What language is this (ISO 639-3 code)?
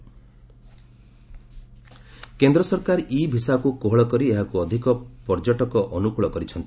ori